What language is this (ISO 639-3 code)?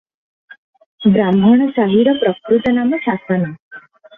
ori